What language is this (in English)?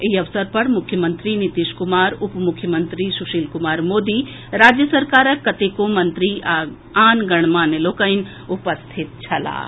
Maithili